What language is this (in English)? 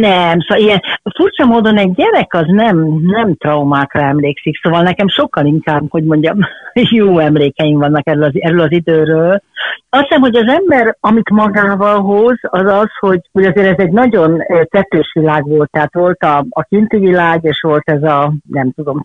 Hungarian